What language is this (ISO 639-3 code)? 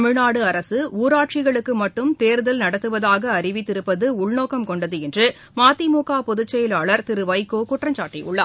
tam